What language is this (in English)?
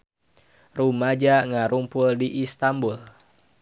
Sundanese